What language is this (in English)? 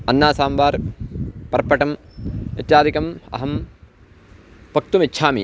Sanskrit